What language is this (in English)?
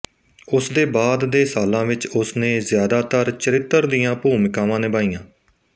Punjabi